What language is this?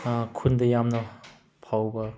Manipuri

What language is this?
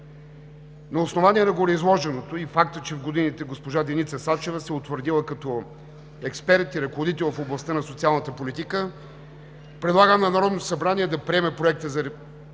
Bulgarian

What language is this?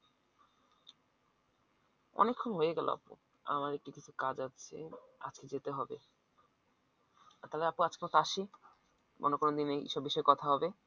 Bangla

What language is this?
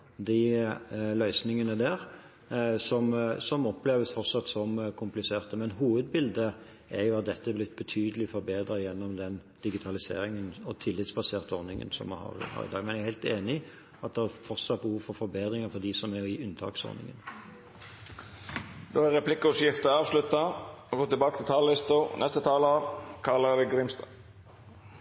Norwegian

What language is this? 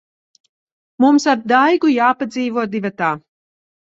Latvian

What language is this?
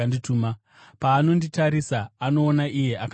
Shona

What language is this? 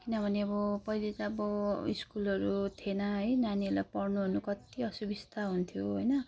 Nepali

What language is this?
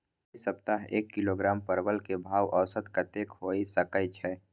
Maithili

